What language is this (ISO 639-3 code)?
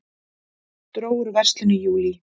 isl